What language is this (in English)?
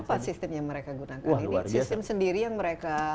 Indonesian